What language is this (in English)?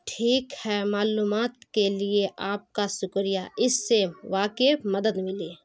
Urdu